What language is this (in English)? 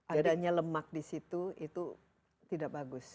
Indonesian